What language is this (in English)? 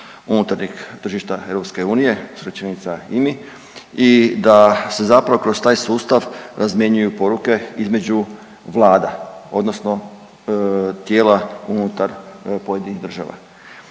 Croatian